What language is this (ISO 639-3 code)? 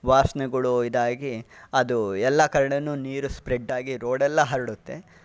kan